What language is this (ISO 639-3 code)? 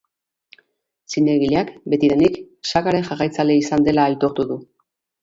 eus